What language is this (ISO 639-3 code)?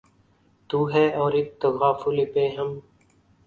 urd